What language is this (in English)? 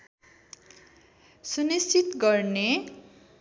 Nepali